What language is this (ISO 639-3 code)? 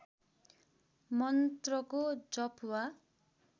nep